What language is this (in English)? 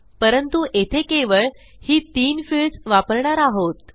Marathi